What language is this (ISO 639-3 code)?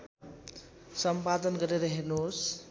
nep